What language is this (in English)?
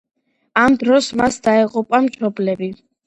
Georgian